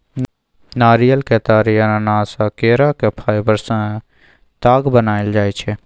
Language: Maithili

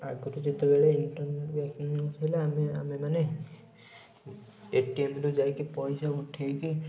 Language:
Odia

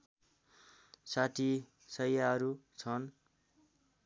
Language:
Nepali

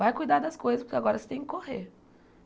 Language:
Portuguese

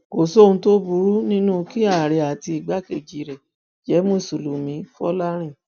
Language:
Yoruba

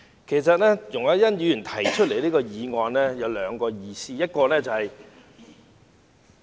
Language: Cantonese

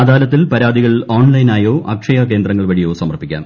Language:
Malayalam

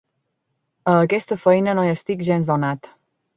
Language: Catalan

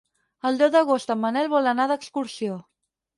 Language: Catalan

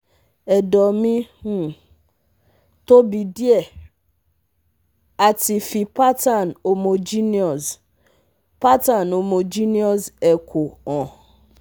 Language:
Yoruba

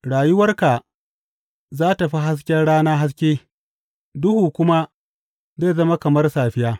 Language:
Hausa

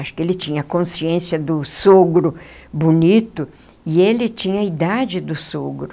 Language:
Portuguese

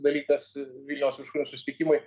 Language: Lithuanian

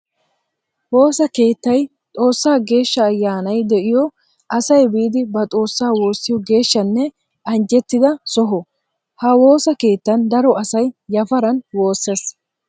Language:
Wolaytta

